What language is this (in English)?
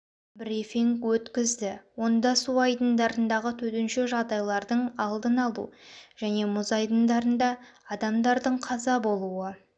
Kazakh